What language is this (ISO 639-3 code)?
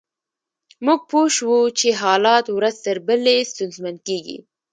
pus